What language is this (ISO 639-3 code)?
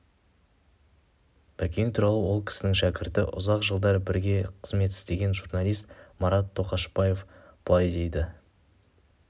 kaz